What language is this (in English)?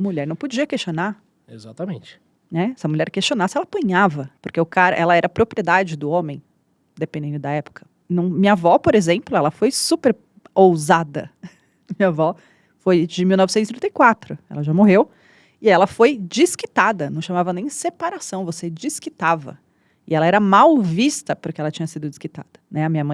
Portuguese